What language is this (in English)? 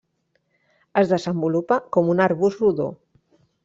Catalan